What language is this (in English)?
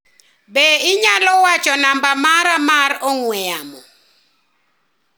Luo (Kenya and Tanzania)